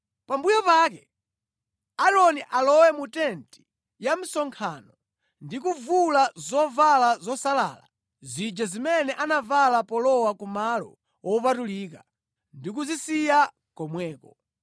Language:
Nyanja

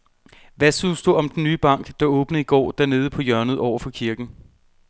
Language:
Danish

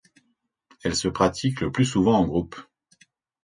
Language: French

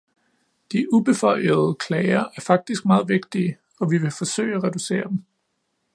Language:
Danish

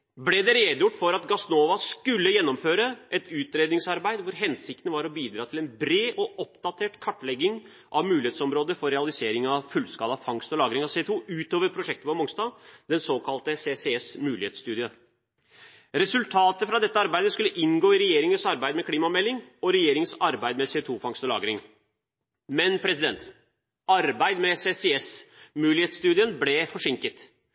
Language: Norwegian Bokmål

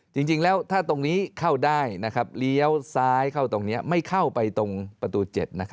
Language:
Thai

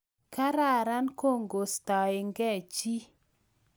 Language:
Kalenjin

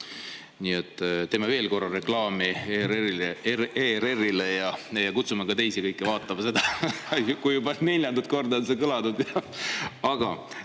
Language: Estonian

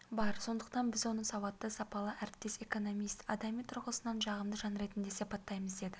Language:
Kazakh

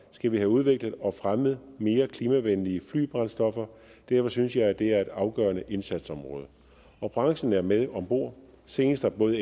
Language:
Danish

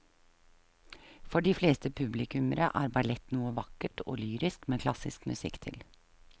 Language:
Norwegian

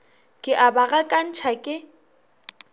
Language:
Northern Sotho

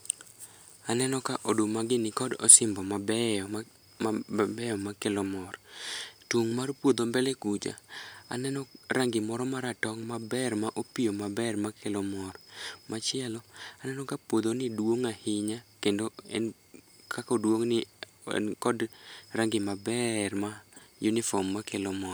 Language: Luo (Kenya and Tanzania)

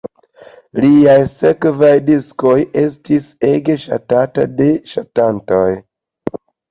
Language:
Esperanto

